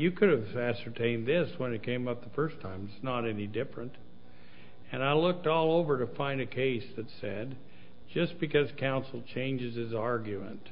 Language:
English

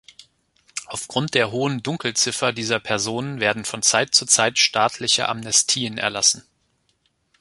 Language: German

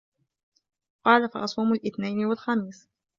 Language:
Arabic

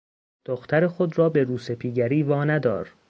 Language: Persian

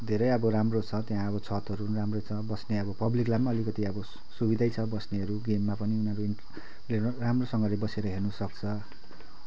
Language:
Nepali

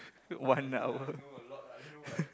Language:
English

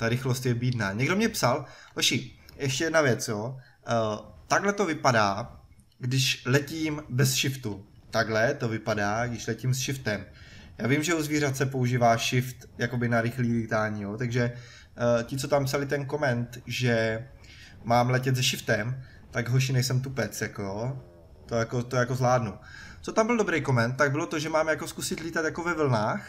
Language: Czech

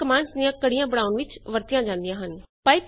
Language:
Punjabi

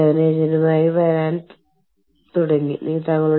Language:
Malayalam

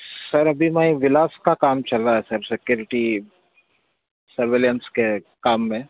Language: Urdu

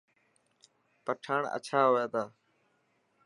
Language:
Dhatki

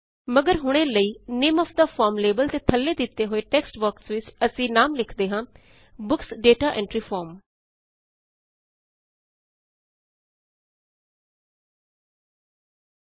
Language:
Punjabi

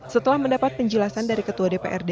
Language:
Indonesian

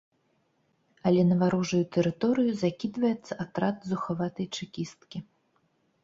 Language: Belarusian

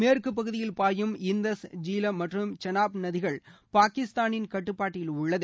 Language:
Tamil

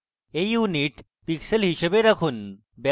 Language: Bangla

